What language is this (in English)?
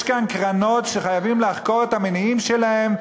Hebrew